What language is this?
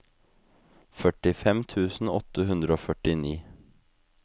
Norwegian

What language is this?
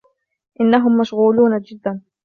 Arabic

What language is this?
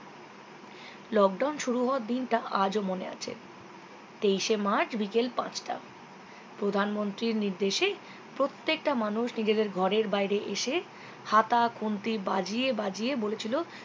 Bangla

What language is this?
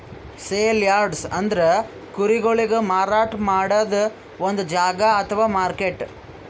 Kannada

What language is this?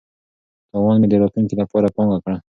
Pashto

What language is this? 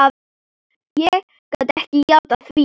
Icelandic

